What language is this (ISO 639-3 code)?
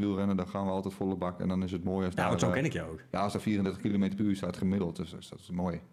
nld